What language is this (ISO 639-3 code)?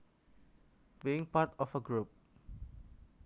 jav